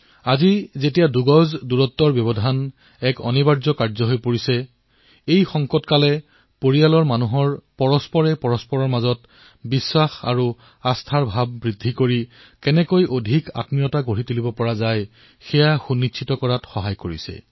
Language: Assamese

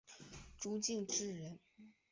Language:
Chinese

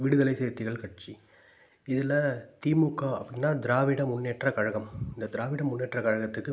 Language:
Tamil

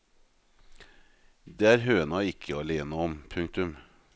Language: Norwegian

